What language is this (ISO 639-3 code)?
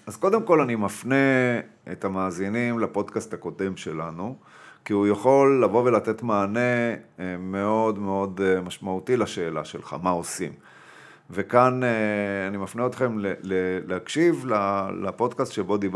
heb